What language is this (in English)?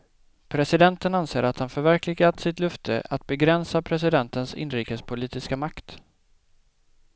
Swedish